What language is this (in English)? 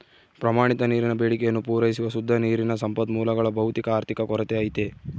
Kannada